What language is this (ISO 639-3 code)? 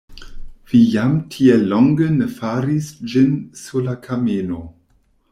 epo